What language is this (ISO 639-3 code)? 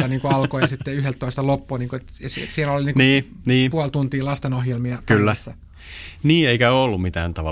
fin